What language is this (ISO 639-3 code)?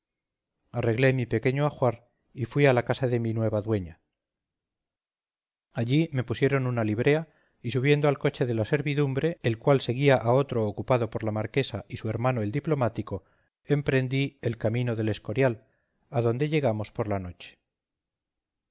spa